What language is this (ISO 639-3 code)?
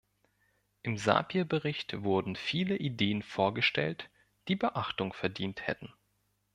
deu